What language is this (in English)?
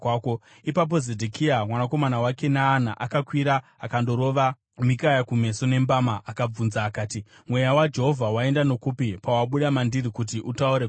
Shona